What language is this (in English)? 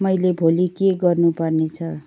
Nepali